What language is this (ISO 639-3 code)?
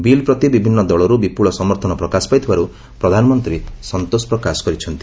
ori